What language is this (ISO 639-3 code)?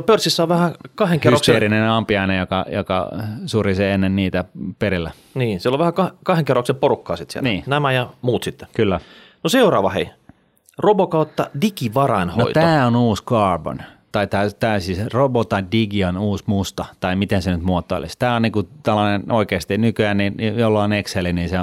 fin